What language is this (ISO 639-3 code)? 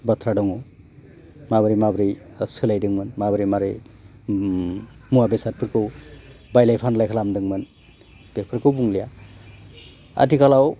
brx